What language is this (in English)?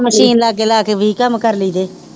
Punjabi